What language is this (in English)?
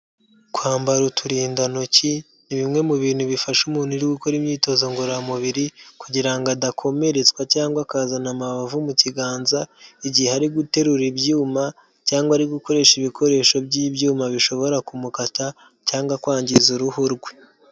Kinyarwanda